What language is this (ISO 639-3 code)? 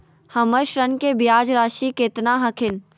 mag